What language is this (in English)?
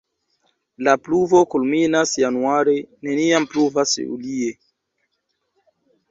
Esperanto